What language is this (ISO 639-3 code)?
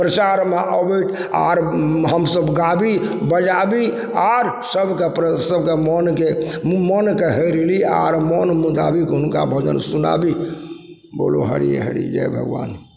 mai